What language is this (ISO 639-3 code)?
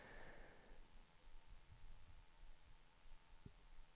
swe